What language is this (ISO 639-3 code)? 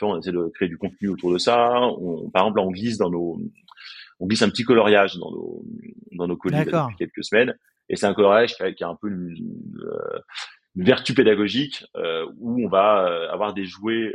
fra